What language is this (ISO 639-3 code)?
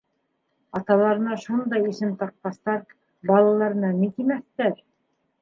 bak